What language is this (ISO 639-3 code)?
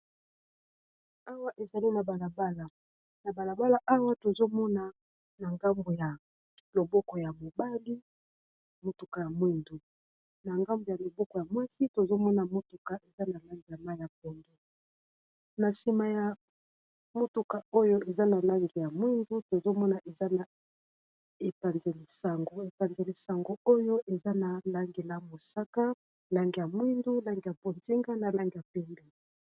lin